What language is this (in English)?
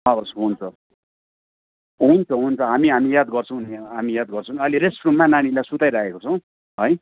Nepali